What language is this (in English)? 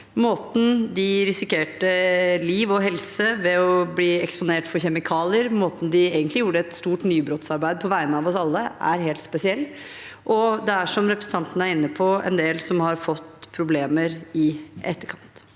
Norwegian